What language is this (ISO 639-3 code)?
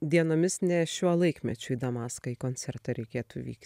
lit